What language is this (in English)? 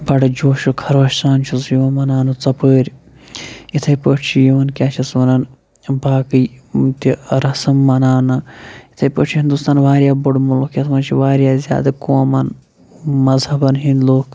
Kashmiri